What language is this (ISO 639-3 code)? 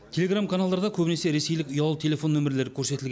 kaz